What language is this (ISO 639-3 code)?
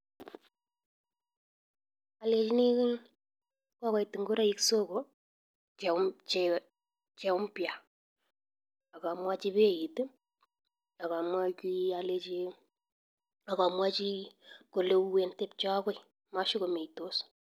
kln